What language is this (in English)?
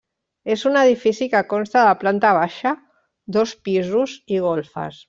Catalan